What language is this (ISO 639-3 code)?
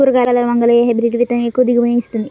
tel